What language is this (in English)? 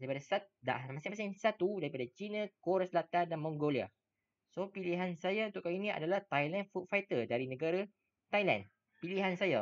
Malay